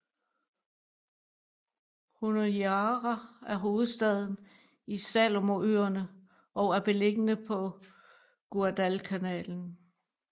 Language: Danish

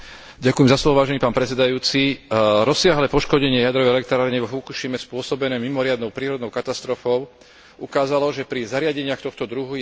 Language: Slovak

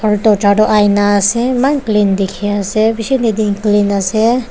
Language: Naga Pidgin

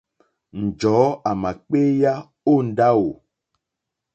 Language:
Mokpwe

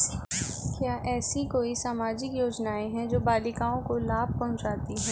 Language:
Hindi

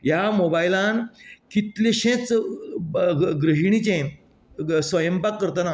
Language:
Konkani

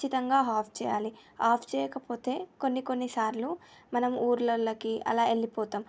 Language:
Telugu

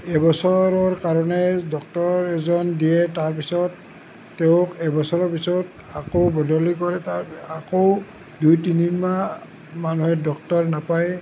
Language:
Assamese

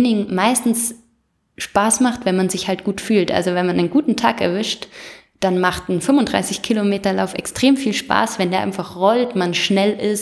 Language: German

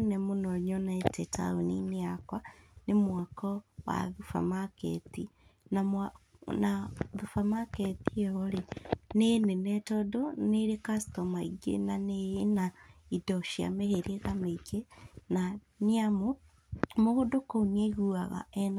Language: Kikuyu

